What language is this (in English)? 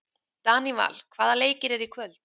Icelandic